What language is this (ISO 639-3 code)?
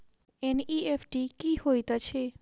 mai